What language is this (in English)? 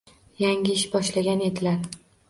Uzbek